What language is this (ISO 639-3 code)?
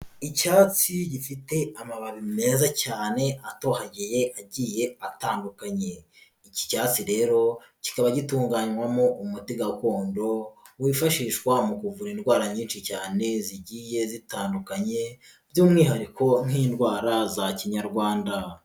kin